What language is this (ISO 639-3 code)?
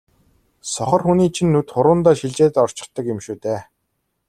mon